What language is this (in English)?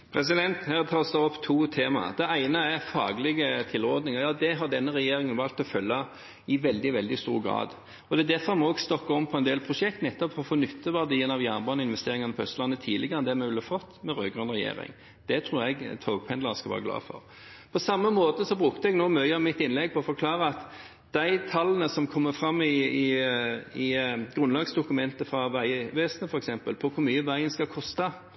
Norwegian